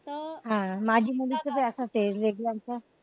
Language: Marathi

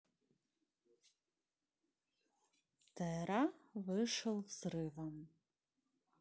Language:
Russian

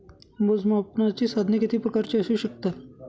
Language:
Marathi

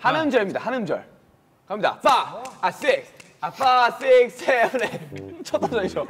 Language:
Korean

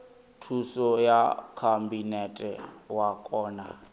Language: Venda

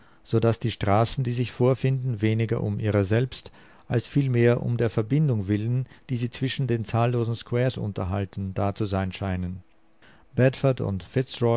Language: German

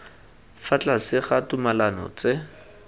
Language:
Tswana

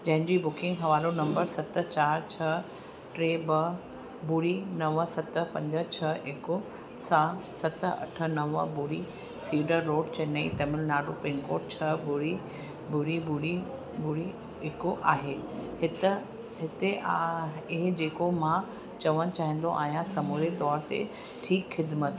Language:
Sindhi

